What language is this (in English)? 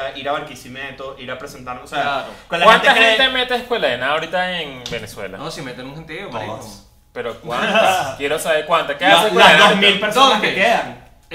Spanish